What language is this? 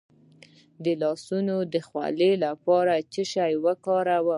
Pashto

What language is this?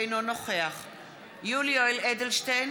Hebrew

